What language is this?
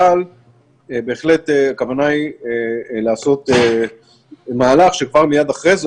Hebrew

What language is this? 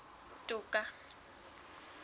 Southern Sotho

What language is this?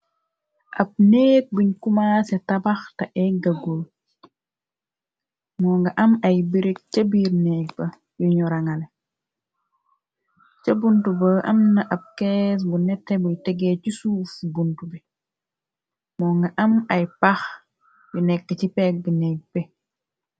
Wolof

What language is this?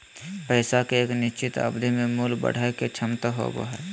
Magahi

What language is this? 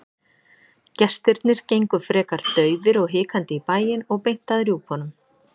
Icelandic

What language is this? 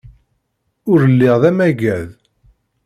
Kabyle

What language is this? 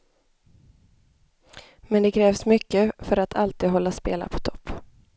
Swedish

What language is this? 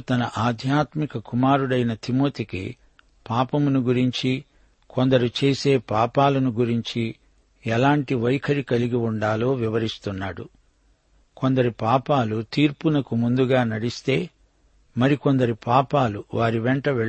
Telugu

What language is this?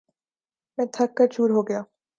Urdu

